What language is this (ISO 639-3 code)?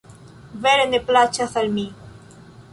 epo